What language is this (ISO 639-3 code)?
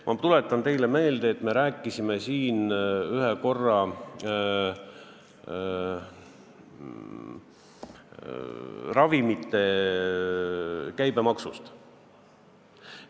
est